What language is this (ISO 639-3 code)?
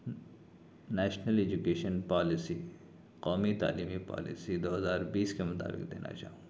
urd